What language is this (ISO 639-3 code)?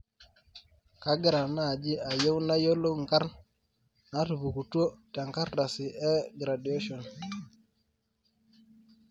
mas